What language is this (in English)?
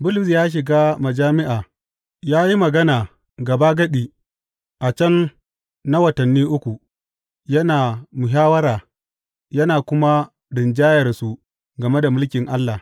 Hausa